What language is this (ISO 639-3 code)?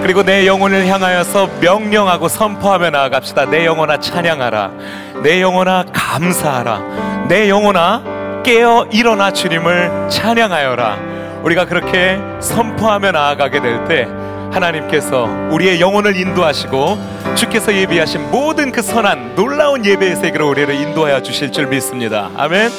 kor